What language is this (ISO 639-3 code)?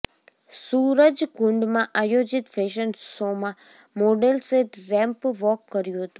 guj